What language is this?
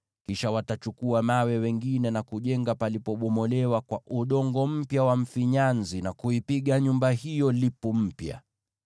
Swahili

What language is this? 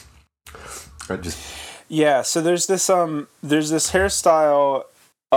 English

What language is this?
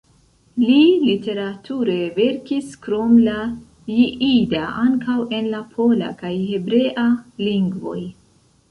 Esperanto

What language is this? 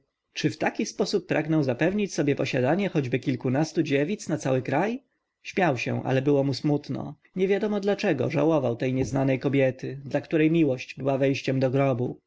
Polish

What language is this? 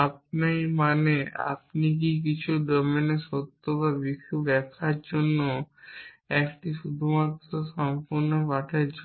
Bangla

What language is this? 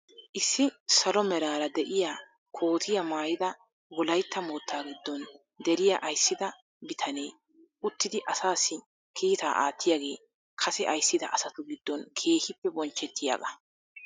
Wolaytta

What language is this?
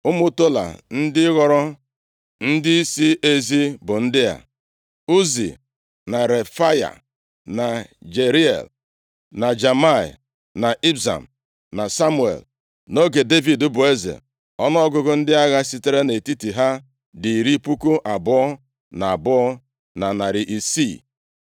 Igbo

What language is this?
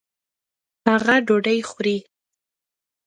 Pashto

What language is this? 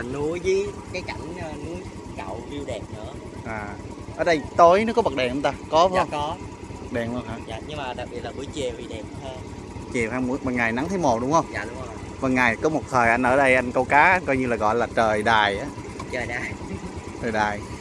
Vietnamese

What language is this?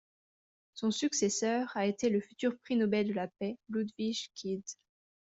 French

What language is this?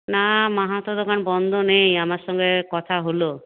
Bangla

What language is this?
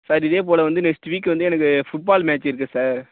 Tamil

